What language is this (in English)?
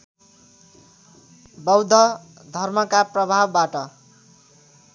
Nepali